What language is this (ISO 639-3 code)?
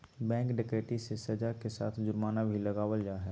mag